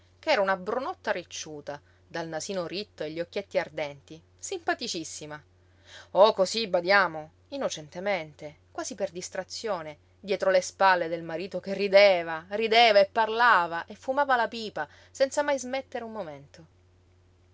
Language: Italian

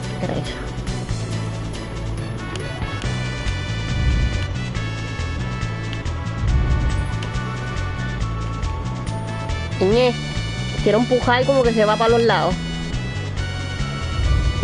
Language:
Spanish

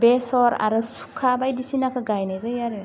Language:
Bodo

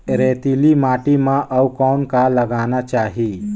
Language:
Chhattisgarhi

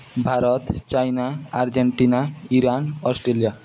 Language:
Odia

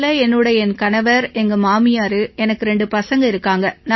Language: Tamil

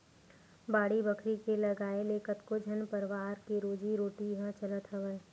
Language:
Chhattisgarhi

